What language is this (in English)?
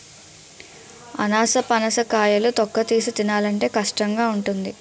Telugu